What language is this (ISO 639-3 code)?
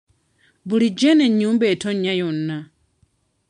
lug